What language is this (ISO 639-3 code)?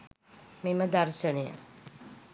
sin